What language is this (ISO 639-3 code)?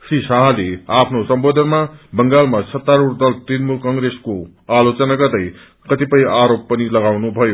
nep